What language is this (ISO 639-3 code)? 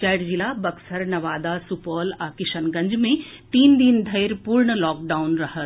mai